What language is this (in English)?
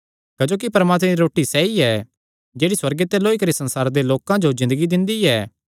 Kangri